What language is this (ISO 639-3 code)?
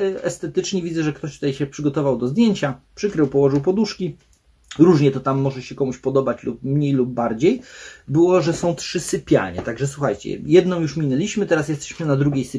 pol